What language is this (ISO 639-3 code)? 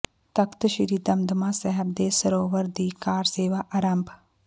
pan